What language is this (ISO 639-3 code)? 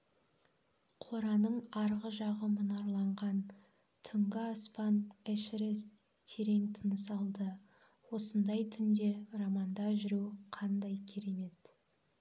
kaz